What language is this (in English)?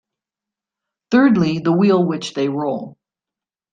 English